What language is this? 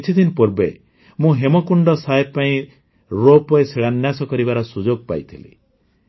Odia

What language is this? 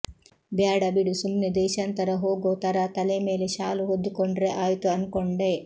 Kannada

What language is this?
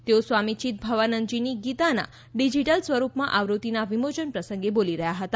Gujarati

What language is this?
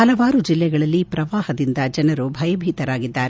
Kannada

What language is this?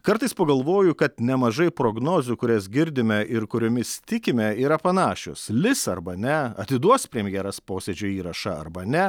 Lithuanian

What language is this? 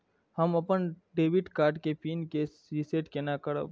Maithili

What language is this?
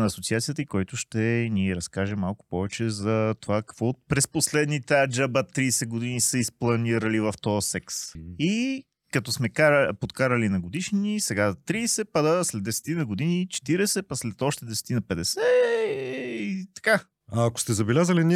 Bulgarian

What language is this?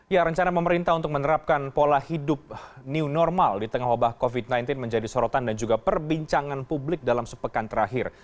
Indonesian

